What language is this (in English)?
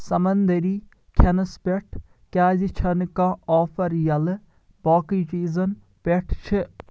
Kashmiri